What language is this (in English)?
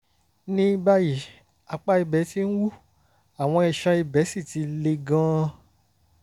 Yoruba